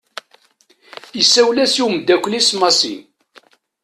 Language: Kabyle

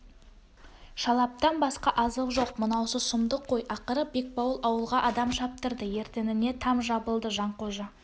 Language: Kazakh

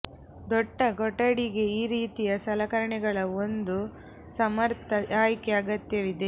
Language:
Kannada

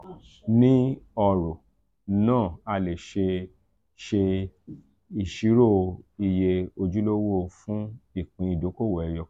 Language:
Yoruba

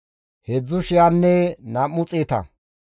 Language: Gamo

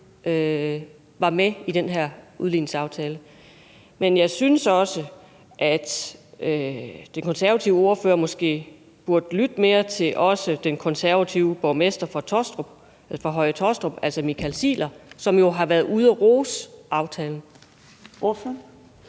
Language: Danish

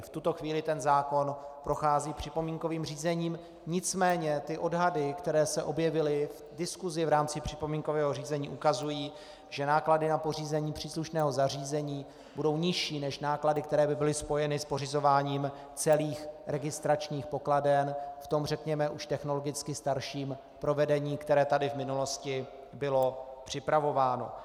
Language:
Czech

